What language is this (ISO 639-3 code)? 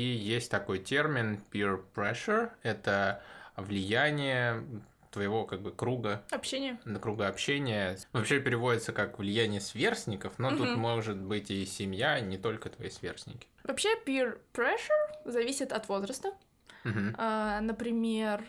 rus